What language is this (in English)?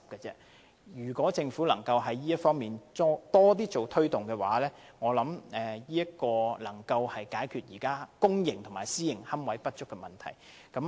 Cantonese